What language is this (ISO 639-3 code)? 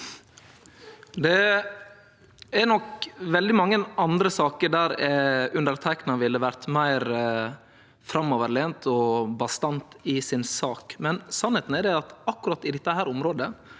nor